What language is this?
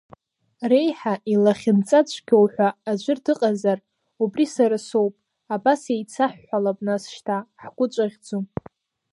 Abkhazian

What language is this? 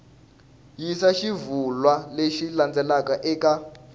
Tsonga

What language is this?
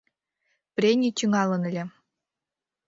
Mari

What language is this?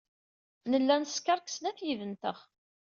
Kabyle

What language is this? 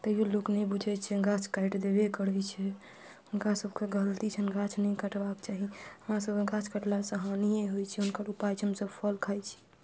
Maithili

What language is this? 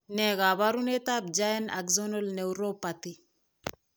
Kalenjin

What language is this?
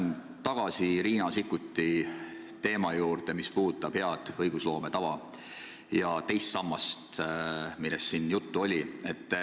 Estonian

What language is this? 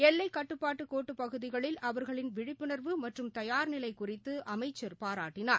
Tamil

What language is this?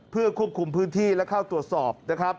Thai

